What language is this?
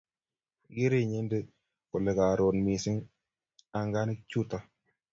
Kalenjin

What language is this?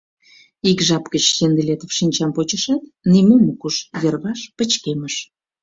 Mari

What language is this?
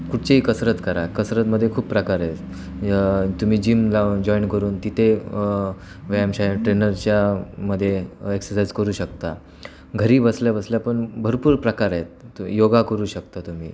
Marathi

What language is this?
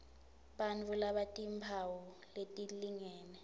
Swati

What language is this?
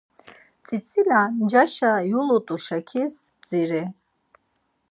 Laz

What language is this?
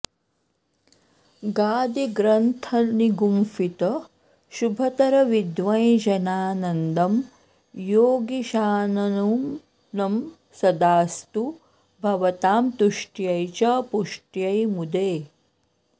Sanskrit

